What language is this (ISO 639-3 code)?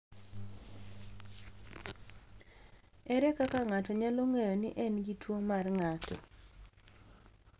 luo